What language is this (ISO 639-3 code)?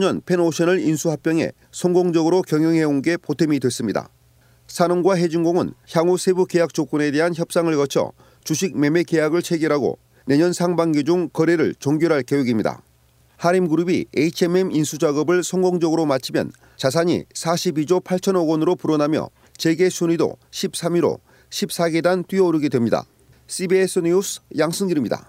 kor